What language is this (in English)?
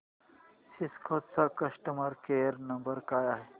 Marathi